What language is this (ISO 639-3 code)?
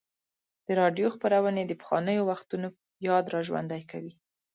pus